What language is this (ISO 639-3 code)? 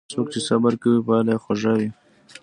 pus